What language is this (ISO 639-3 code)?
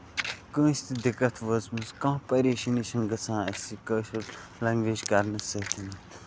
kas